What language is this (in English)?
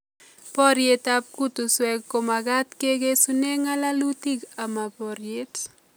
Kalenjin